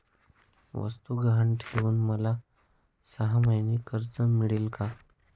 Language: Marathi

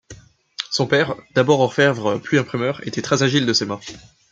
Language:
French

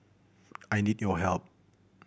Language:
English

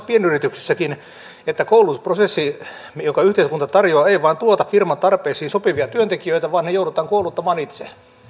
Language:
Finnish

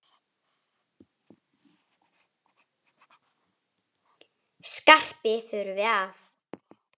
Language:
Icelandic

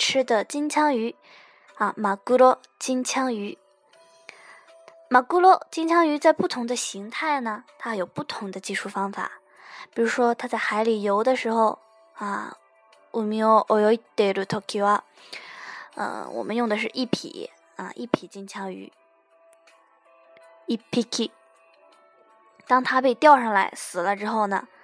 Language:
Chinese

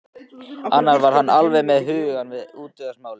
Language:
Icelandic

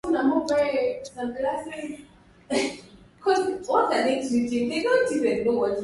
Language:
Swahili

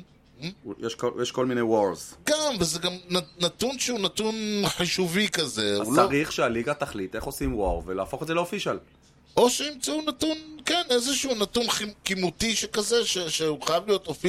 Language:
Hebrew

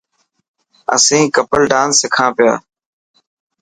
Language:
Dhatki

